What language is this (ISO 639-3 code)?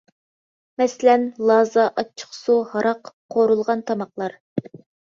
uig